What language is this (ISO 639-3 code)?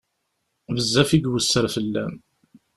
kab